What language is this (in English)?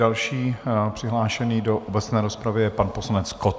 Czech